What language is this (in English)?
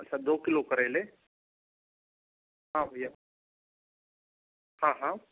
Hindi